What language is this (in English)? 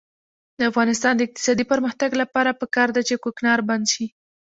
Pashto